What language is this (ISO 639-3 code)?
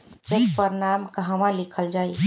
bho